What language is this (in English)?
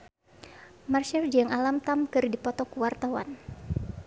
Sundanese